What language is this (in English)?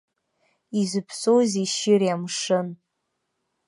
Abkhazian